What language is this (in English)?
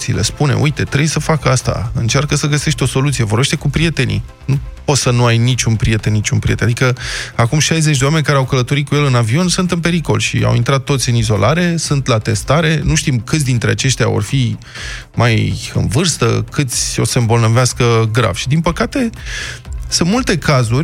Romanian